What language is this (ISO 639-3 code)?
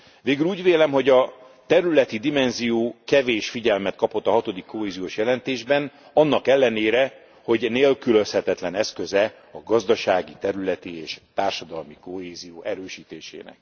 hun